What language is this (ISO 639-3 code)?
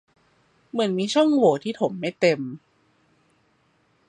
tha